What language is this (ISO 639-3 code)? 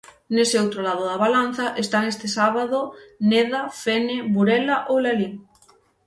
glg